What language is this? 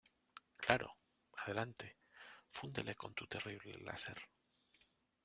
Spanish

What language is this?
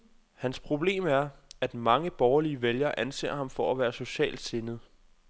Danish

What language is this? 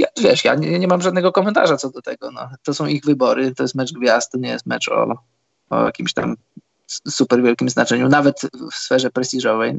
Polish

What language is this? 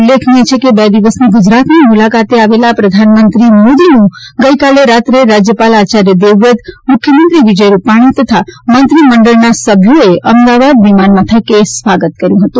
Gujarati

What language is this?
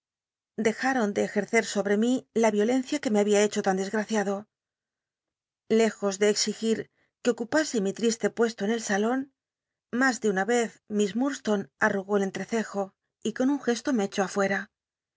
Spanish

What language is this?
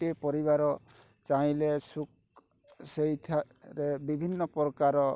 Odia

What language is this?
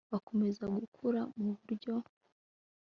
Kinyarwanda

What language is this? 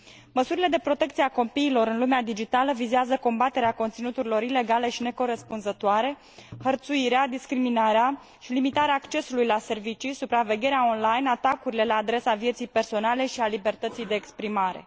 Romanian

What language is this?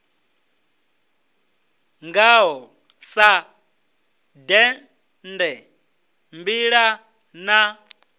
Venda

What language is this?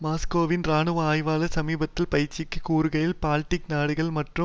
Tamil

